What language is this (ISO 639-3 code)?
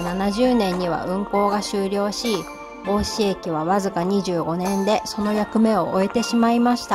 jpn